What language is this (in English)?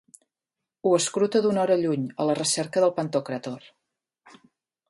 Catalan